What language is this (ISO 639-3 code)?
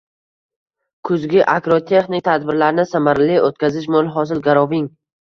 uzb